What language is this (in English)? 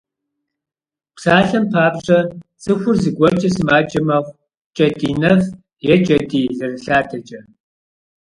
Kabardian